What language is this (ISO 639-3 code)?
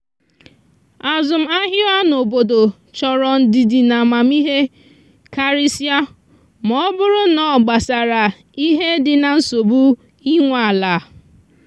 ibo